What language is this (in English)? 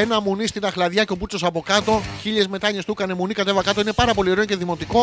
Greek